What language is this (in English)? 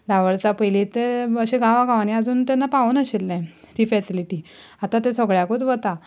Konkani